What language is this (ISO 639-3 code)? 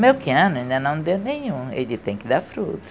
por